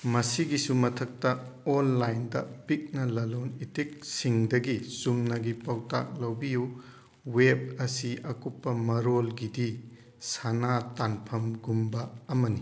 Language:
Manipuri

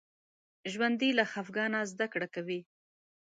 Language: Pashto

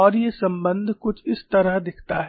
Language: Hindi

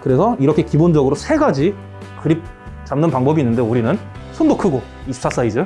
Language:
Korean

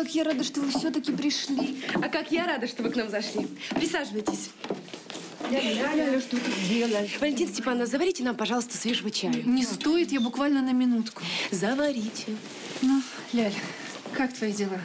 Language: Russian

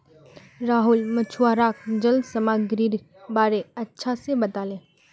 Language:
Magahi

